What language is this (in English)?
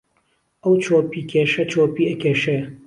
Central Kurdish